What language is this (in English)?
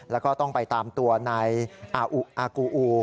Thai